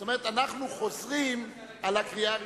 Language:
Hebrew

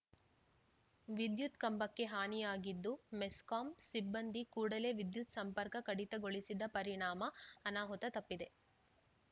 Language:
Kannada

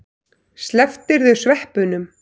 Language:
Icelandic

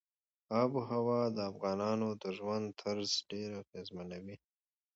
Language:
Pashto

